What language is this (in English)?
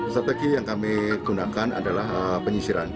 Indonesian